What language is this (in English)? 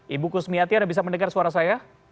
Indonesian